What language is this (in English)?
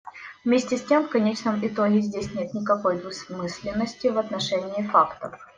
Russian